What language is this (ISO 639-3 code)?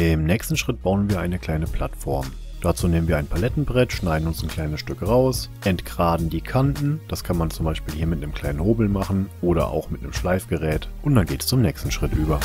deu